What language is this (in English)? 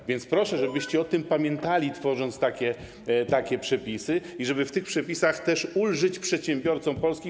Polish